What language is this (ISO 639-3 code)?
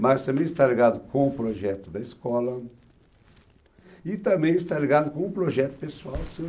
por